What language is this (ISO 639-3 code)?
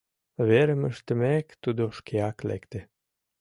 chm